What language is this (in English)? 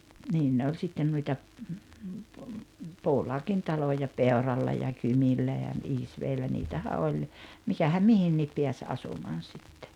Finnish